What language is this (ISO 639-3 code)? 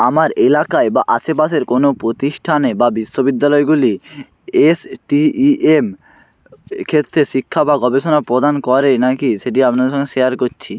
ben